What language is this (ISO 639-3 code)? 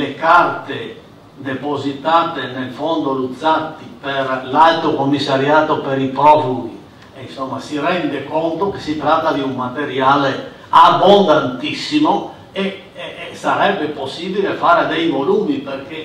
ita